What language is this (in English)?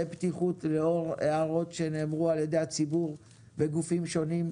Hebrew